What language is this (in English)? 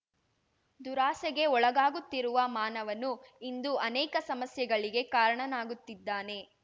Kannada